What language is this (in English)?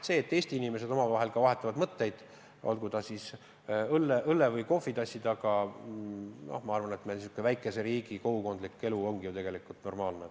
Estonian